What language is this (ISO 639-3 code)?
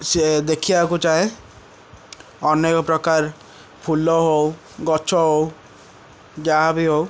ori